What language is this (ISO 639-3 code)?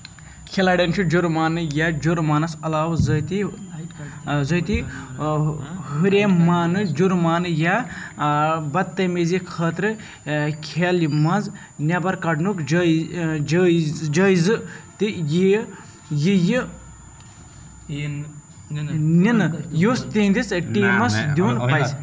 kas